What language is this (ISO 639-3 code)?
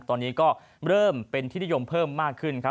tha